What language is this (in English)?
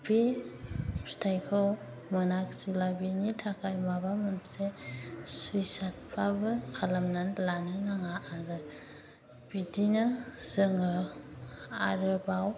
Bodo